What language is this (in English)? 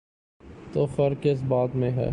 Urdu